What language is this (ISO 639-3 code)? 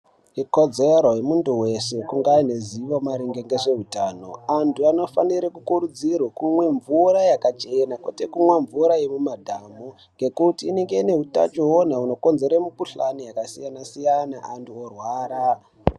ndc